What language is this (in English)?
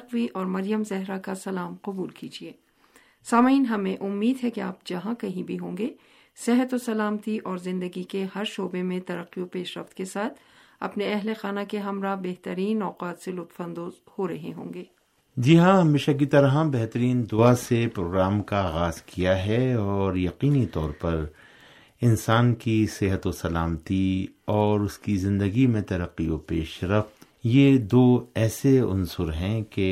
Urdu